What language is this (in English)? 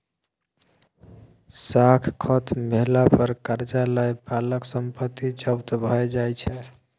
Maithili